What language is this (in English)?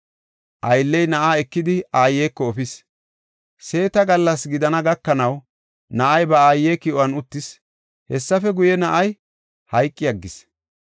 Gofa